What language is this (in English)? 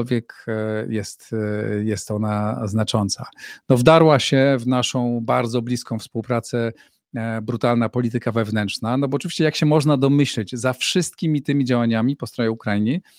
Polish